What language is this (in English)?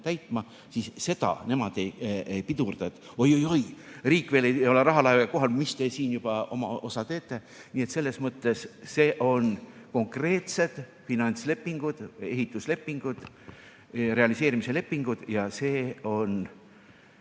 Estonian